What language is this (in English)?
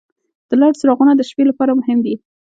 Pashto